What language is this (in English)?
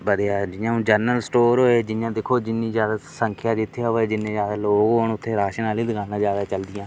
Dogri